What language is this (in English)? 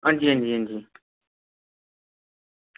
Dogri